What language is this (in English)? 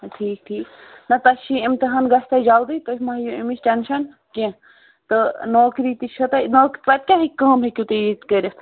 Kashmiri